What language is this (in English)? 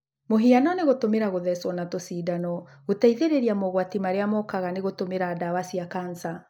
Kikuyu